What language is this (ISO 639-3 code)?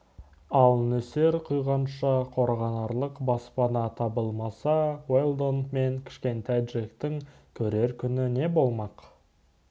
kaz